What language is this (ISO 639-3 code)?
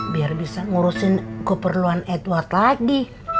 ind